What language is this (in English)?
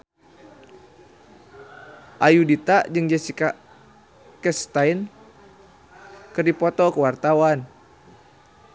Sundanese